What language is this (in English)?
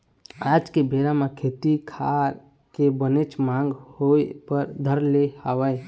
Chhattisgarhi